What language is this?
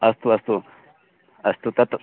Sanskrit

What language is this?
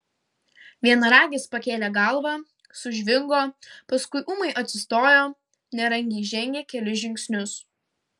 Lithuanian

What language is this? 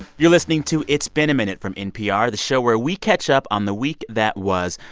English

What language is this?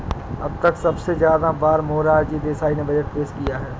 Hindi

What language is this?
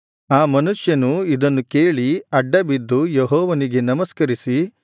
Kannada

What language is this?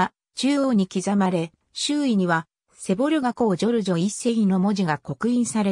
Japanese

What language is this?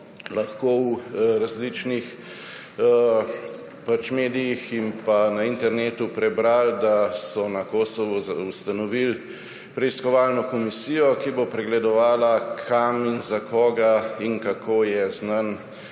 Slovenian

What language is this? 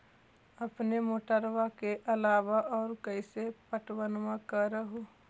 Magahi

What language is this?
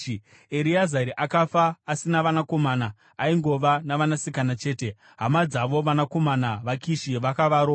Shona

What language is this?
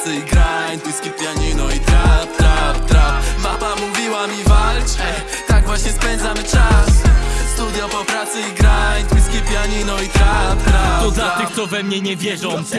Polish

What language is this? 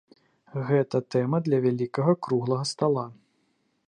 Belarusian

